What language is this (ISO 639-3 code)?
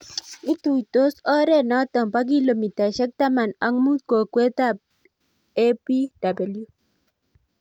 kln